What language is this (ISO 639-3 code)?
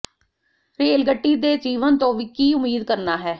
pan